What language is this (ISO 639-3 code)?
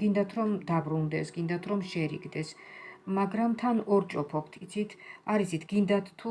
kat